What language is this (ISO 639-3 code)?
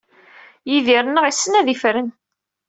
kab